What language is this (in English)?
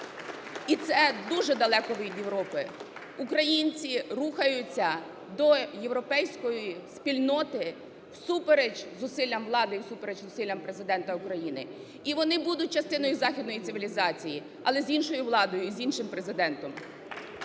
Ukrainian